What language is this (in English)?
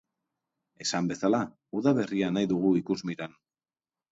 Basque